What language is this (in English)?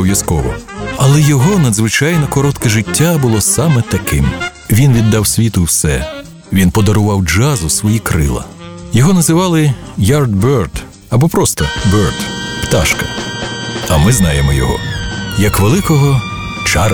Ukrainian